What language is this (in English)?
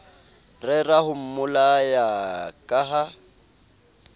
Southern Sotho